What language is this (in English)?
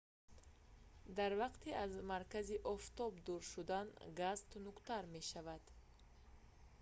Tajik